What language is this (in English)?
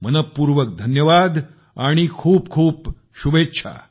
Marathi